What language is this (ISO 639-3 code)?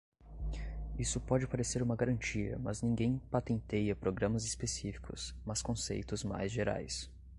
por